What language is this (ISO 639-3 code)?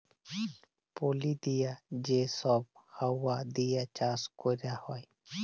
ben